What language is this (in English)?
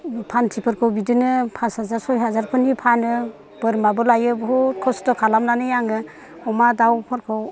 Bodo